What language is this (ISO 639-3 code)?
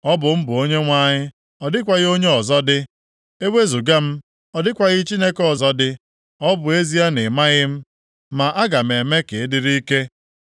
ibo